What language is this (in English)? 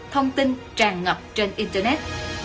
Vietnamese